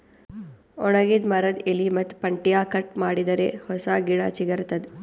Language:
Kannada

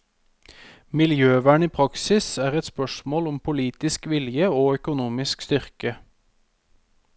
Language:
Norwegian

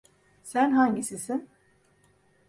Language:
Turkish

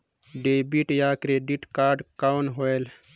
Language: Chhattisgarhi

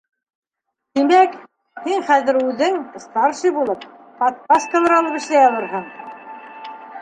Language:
Bashkir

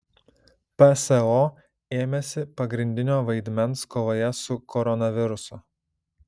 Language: Lithuanian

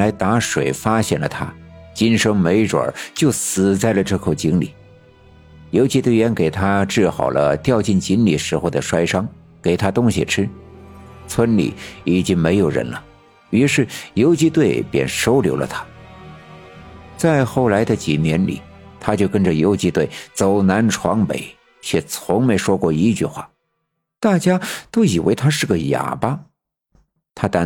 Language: Chinese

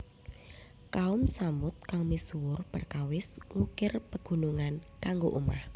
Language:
Javanese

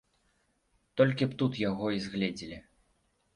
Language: Belarusian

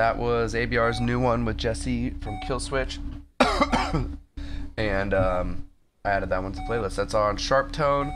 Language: English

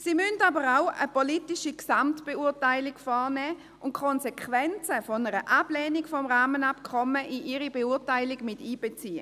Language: Swiss German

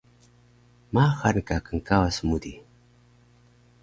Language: Taroko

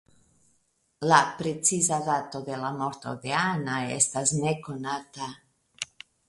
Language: Esperanto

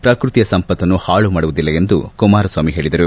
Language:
Kannada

